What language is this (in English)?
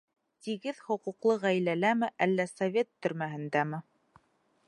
Bashkir